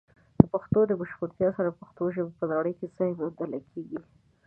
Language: Pashto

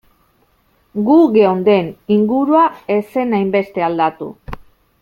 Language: Basque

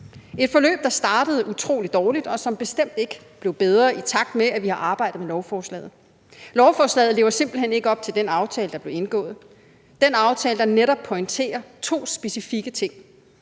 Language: Danish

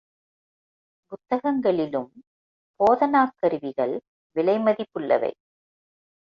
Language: Tamil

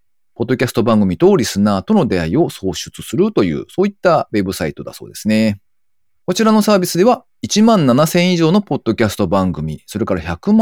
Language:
Japanese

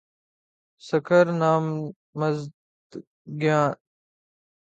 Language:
Urdu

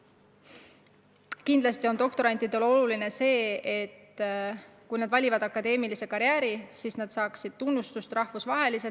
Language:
Estonian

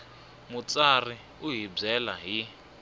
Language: Tsonga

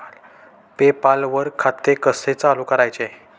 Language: Marathi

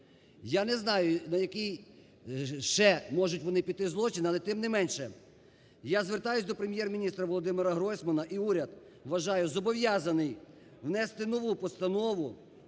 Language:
Ukrainian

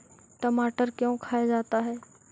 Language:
Magahi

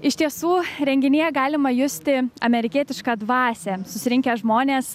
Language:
Lithuanian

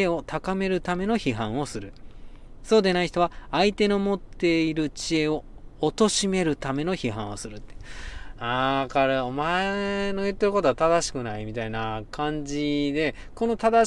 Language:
Japanese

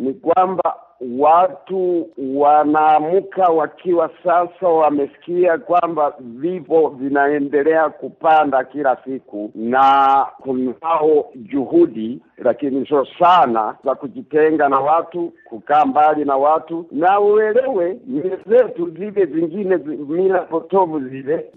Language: Swahili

